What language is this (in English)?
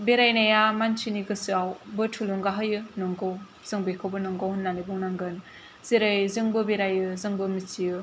Bodo